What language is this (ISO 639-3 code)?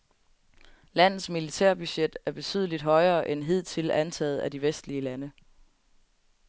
dan